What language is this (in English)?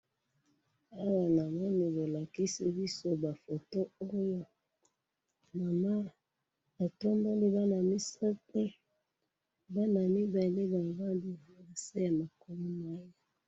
Lingala